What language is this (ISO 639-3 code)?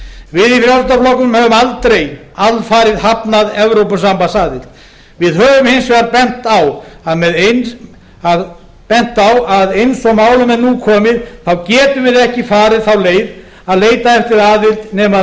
isl